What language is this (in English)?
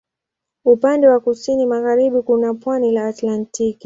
Swahili